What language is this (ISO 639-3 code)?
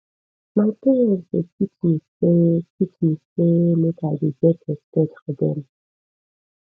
pcm